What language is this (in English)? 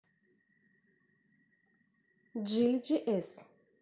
Russian